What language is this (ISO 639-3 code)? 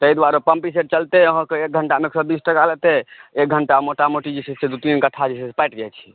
mai